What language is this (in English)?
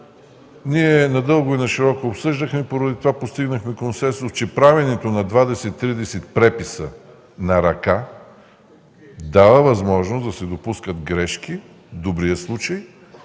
Bulgarian